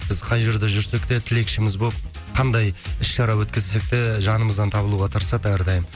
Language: Kazakh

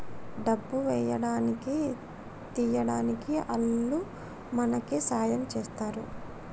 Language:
Telugu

